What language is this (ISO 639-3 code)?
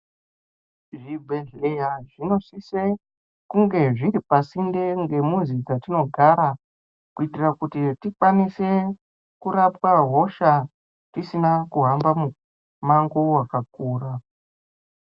ndc